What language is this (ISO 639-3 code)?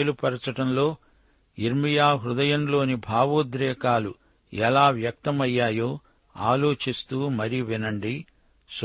tel